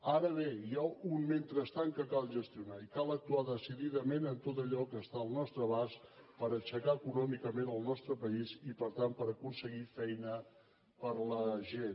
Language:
Catalan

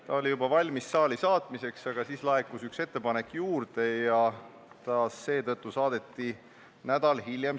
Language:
Estonian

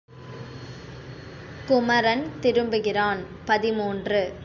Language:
Tamil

